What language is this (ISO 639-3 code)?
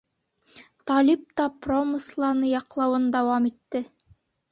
bak